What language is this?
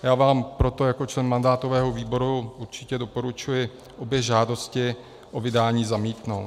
Czech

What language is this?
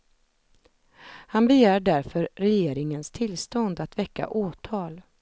Swedish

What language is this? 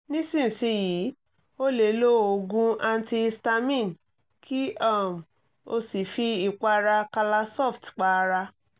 Yoruba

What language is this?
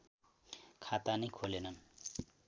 Nepali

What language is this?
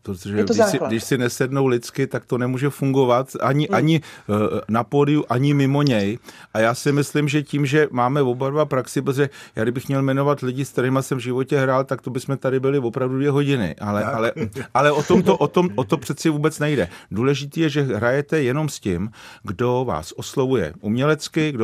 Czech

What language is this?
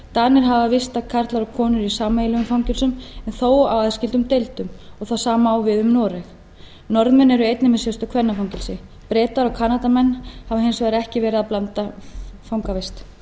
Icelandic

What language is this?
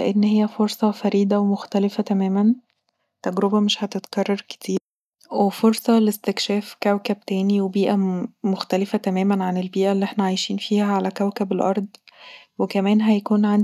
Egyptian Arabic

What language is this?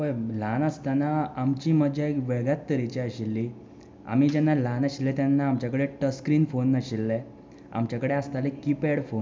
Konkani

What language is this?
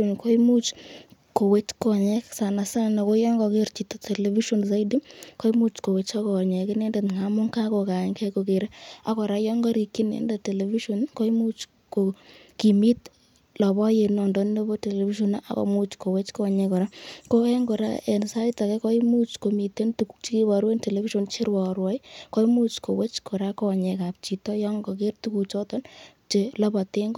Kalenjin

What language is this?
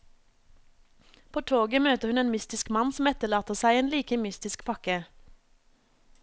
Norwegian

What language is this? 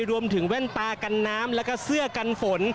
Thai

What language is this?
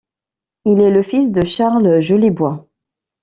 French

